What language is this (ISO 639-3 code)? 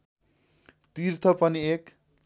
nep